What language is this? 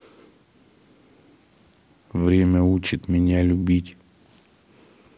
Russian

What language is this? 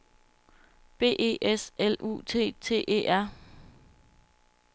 Danish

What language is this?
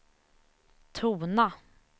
Swedish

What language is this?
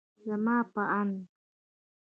Pashto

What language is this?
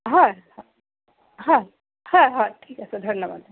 Assamese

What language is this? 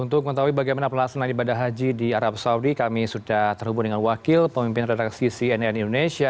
Indonesian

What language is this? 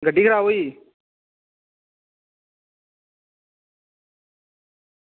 Dogri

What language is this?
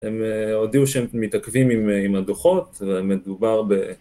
Hebrew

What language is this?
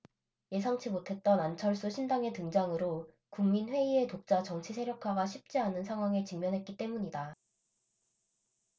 Korean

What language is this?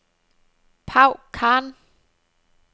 Danish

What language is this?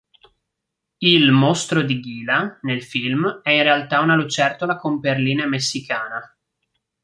Italian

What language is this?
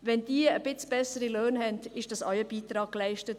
Swiss German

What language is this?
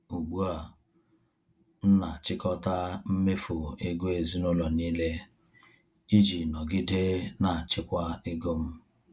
Igbo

